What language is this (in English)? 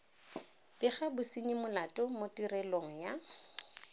Tswana